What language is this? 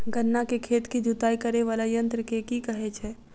Maithili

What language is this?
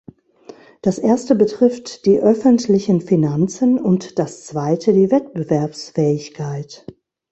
German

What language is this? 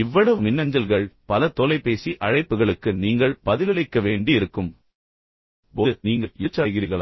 Tamil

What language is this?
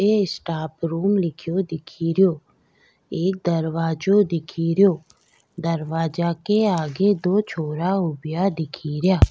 Rajasthani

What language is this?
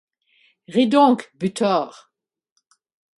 French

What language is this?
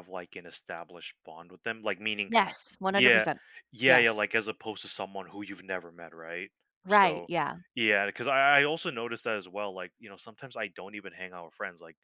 English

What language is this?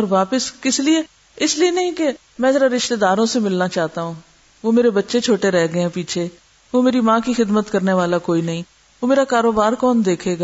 Urdu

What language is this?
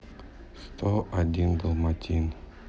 Russian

